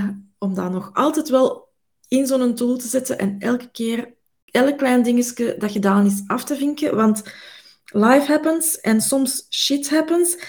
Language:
Dutch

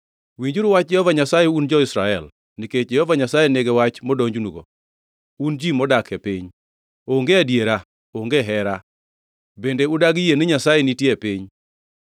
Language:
Luo (Kenya and Tanzania)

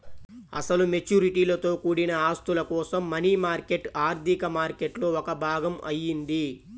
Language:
Telugu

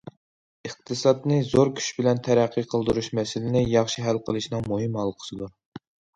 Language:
Uyghur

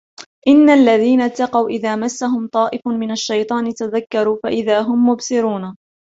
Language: Arabic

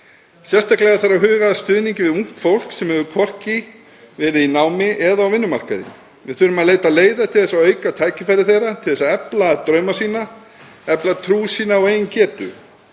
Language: Icelandic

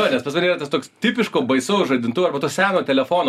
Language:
Lithuanian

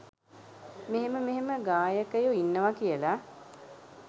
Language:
Sinhala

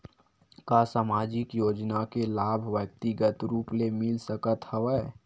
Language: Chhattisgarhi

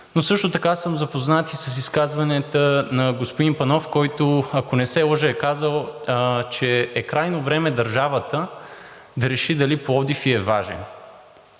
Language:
Bulgarian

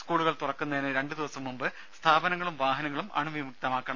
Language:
Malayalam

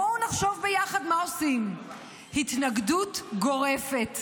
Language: Hebrew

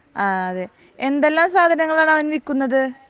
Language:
Malayalam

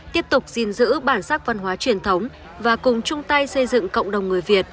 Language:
Vietnamese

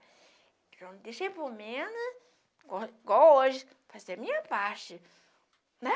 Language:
Portuguese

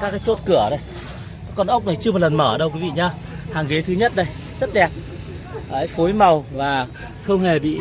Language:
Vietnamese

